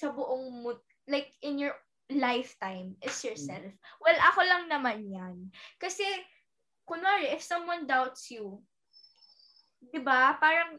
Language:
Filipino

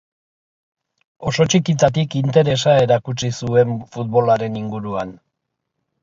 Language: Basque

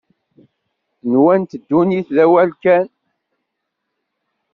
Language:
Kabyle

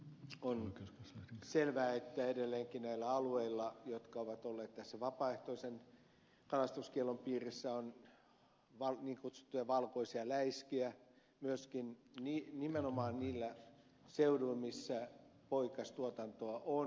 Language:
Finnish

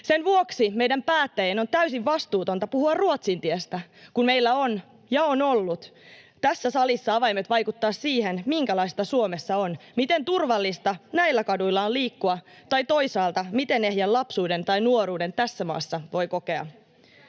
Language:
Finnish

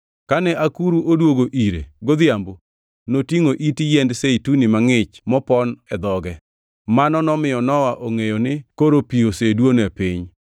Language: Luo (Kenya and Tanzania)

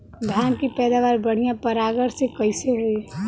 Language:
Bhojpuri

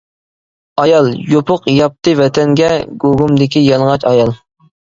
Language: Uyghur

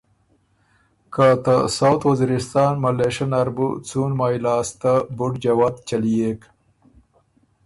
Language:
Ormuri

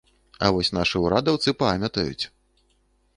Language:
Belarusian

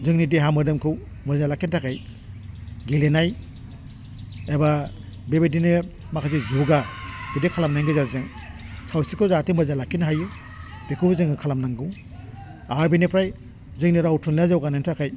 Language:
Bodo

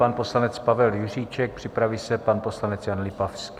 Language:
Czech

